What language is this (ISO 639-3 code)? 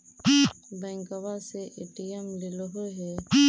mag